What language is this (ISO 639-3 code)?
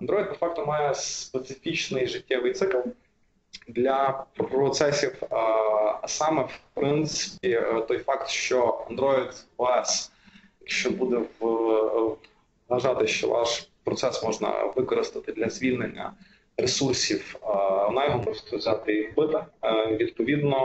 ukr